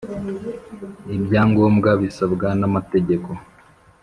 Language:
Kinyarwanda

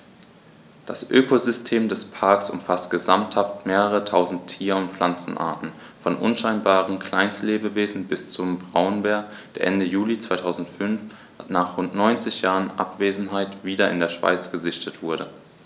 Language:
German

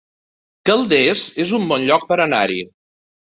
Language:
Catalan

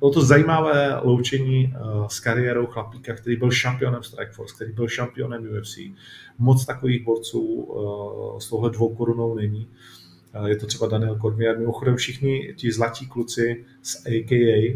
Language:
Czech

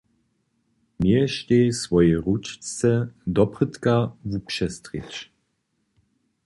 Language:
Upper Sorbian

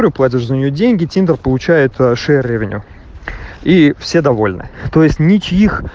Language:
Russian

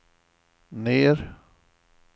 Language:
Swedish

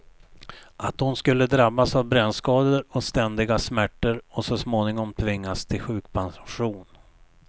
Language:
Swedish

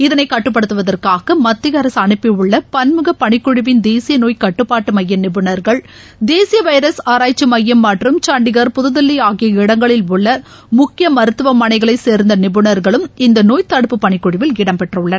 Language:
Tamil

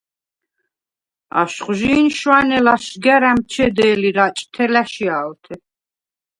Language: Svan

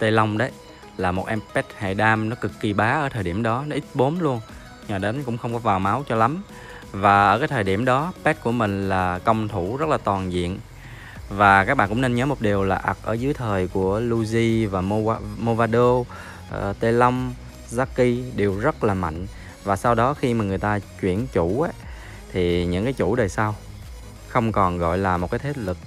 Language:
Vietnamese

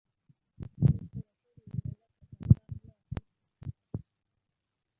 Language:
Ganda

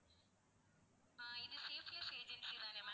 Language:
Tamil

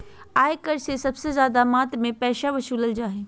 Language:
Magahi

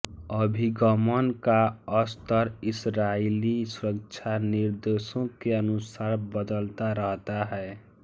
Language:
Hindi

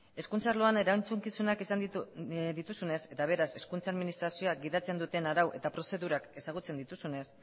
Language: Basque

